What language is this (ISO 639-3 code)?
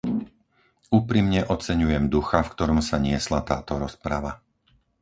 slk